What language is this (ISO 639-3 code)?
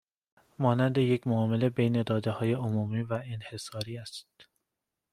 fas